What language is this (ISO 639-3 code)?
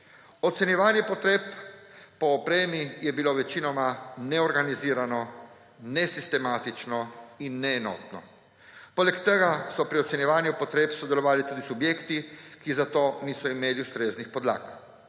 slv